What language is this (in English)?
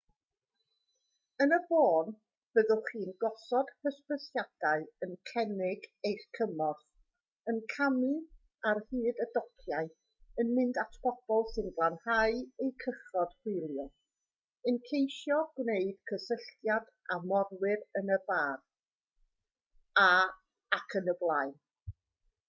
Welsh